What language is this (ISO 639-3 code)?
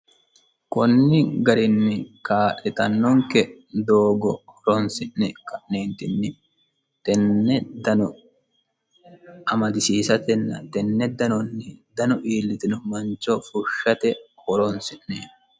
sid